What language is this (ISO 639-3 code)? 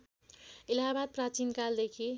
nep